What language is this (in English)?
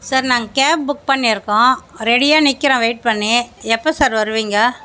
Tamil